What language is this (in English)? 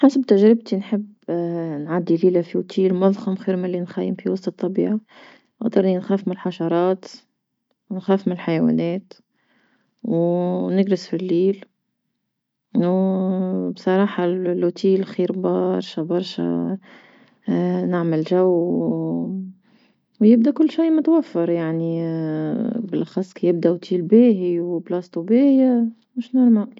Tunisian Arabic